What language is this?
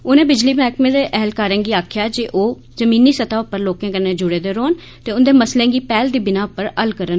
Dogri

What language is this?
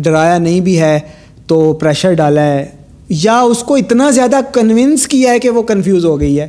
Urdu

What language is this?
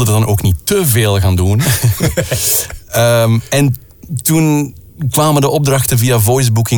Dutch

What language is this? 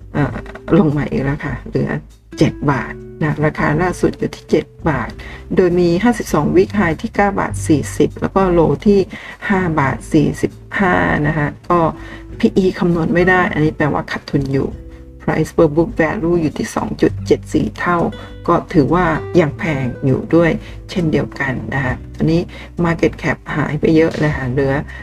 Thai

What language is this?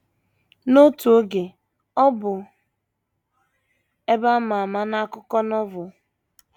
Igbo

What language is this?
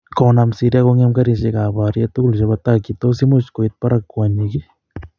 Kalenjin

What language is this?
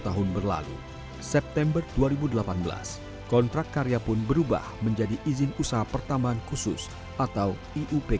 Indonesian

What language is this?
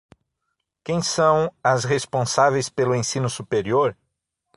Portuguese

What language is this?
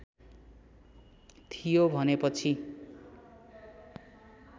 Nepali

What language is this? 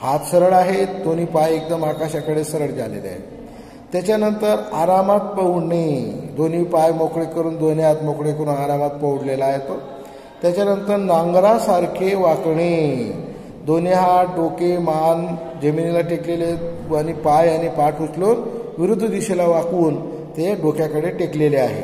Romanian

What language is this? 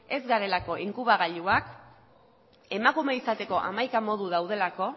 Basque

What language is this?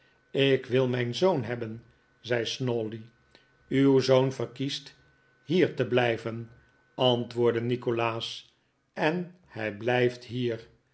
Dutch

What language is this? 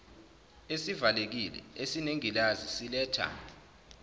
Zulu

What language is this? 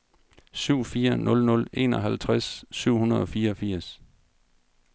Danish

